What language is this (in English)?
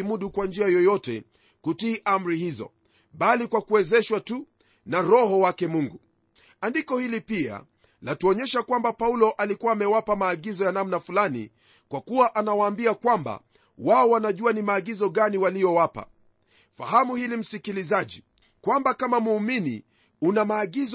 Swahili